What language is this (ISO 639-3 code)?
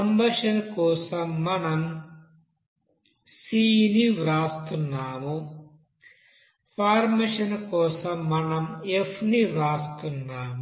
tel